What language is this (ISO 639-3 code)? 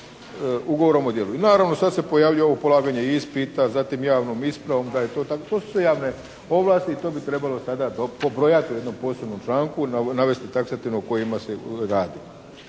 hrv